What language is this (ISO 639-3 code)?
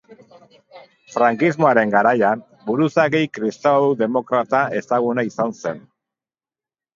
eus